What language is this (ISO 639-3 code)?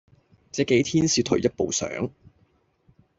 yue